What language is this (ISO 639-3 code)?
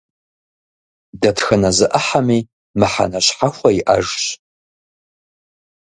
kbd